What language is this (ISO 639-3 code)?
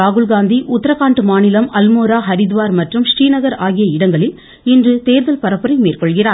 tam